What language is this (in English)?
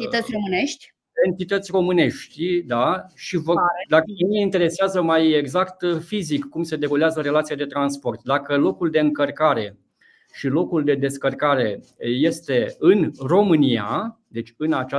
Romanian